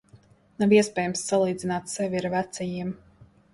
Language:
Latvian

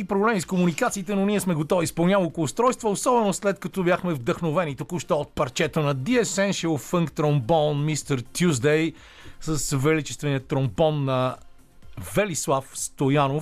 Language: Bulgarian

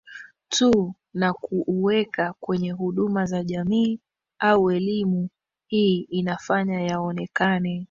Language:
Swahili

